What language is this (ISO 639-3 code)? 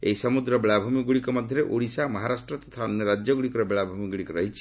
ori